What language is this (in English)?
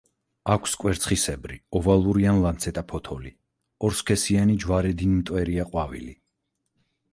Georgian